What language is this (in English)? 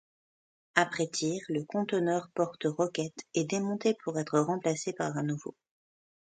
French